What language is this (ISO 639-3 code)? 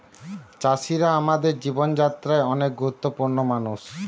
ben